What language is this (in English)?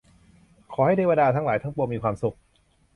Thai